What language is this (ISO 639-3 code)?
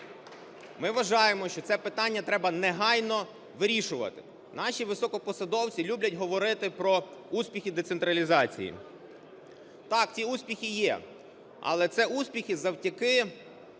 ukr